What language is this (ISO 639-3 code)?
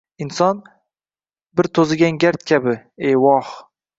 uzb